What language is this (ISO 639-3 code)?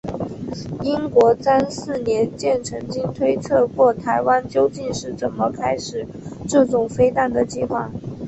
zho